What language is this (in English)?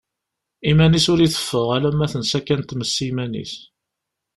Kabyle